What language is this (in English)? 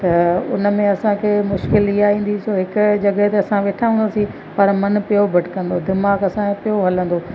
Sindhi